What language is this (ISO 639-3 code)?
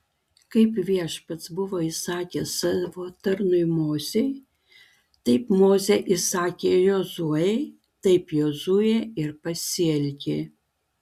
lit